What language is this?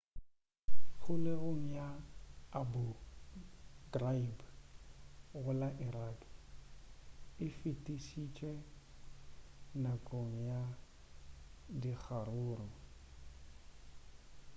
Northern Sotho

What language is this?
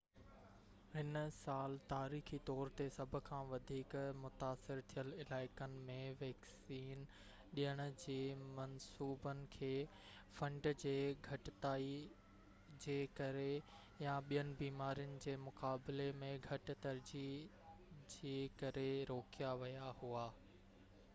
Sindhi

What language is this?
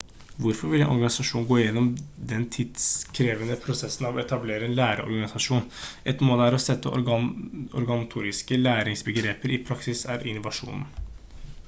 Norwegian Bokmål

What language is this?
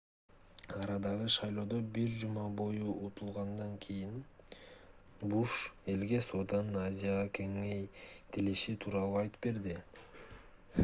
Kyrgyz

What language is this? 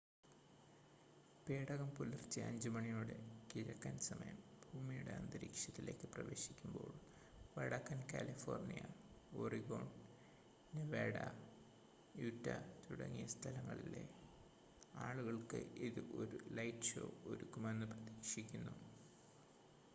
Malayalam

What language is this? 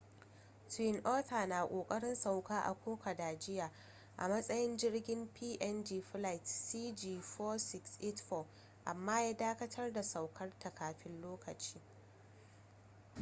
Hausa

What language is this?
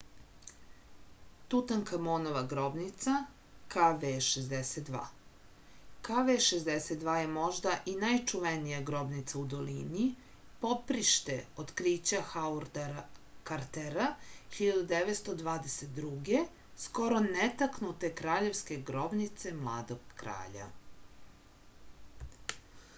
Serbian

